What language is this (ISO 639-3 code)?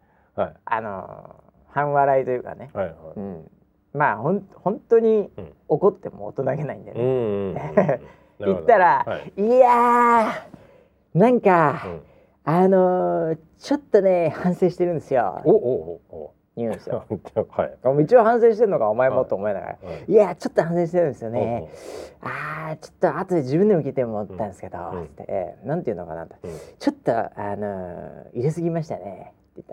jpn